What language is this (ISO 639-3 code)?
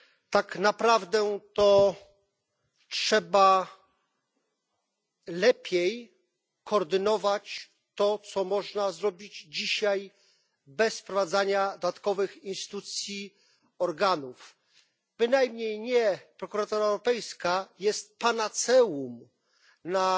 pol